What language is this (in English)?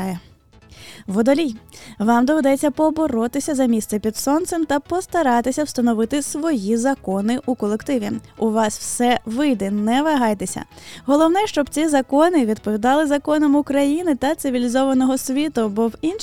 Ukrainian